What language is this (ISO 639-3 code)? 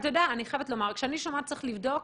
heb